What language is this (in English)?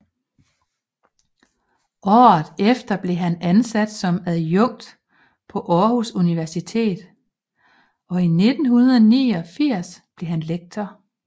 Danish